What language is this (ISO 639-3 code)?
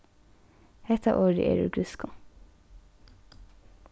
fao